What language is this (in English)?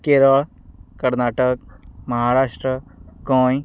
Konkani